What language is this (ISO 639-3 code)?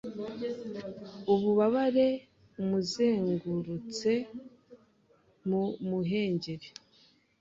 kin